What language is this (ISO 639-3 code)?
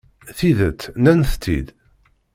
kab